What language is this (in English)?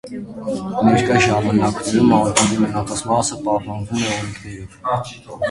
Armenian